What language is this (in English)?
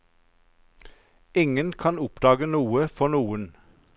Norwegian